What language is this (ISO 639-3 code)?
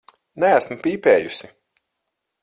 lav